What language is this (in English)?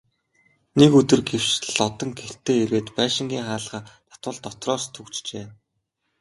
Mongolian